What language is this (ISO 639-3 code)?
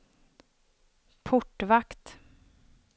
swe